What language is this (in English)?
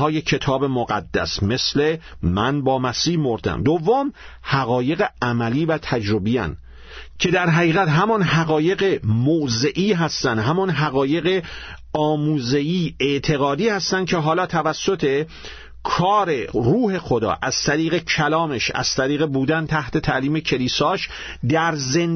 Persian